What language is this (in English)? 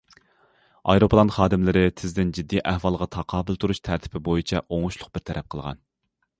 Uyghur